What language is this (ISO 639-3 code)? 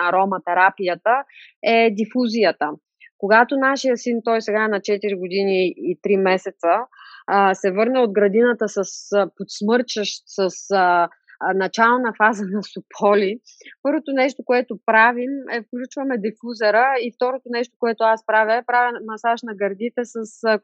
bul